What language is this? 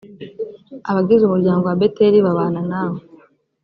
Kinyarwanda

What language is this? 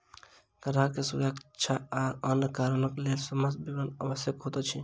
Maithili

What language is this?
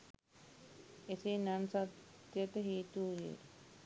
Sinhala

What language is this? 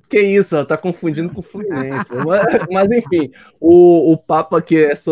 Portuguese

